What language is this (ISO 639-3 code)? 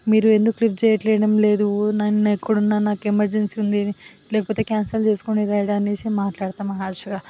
tel